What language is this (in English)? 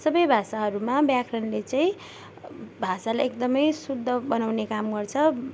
Nepali